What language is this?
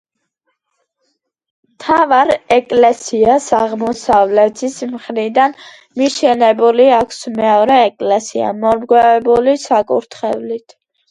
Georgian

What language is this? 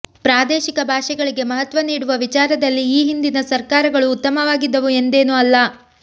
Kannada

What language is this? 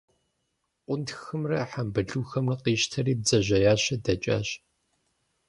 Kabardian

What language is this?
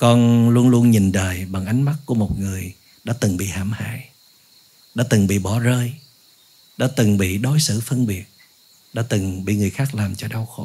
Vietnamese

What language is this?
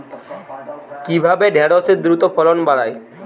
Bangla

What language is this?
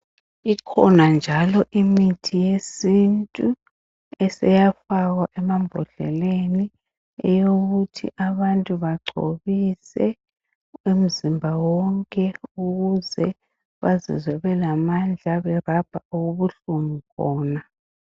North Ndebele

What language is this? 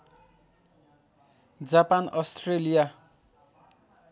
Nepali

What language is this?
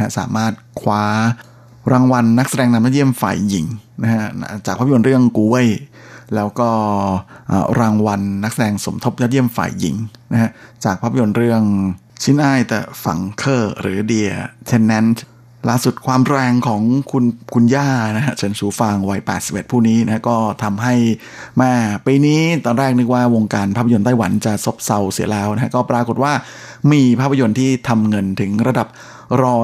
Thai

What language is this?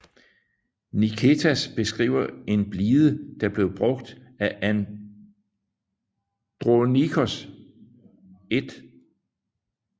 Danish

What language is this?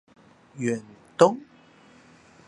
Chinese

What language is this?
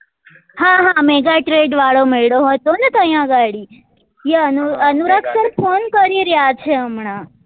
Gujarati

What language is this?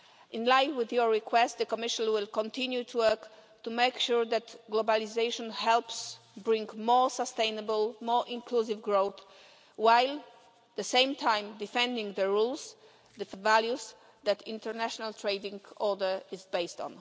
English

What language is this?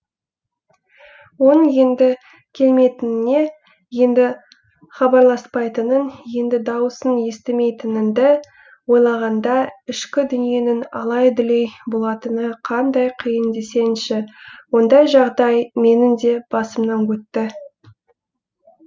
Kazakh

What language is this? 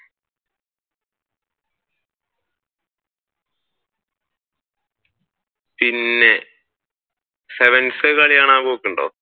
Malayalam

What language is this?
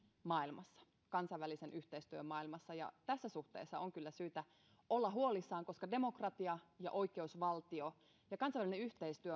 Finnish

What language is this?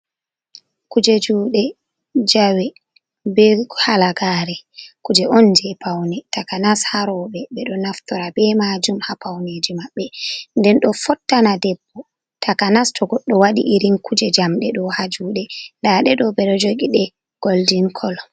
Fula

